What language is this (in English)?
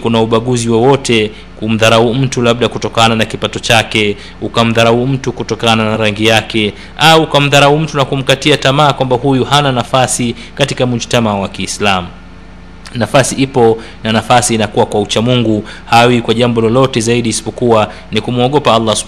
Swahili